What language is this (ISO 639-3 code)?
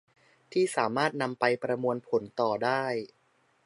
tha